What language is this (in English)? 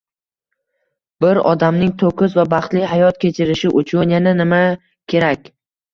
Uzbek